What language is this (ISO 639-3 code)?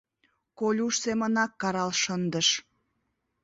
chm